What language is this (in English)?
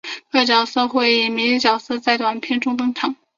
Chinese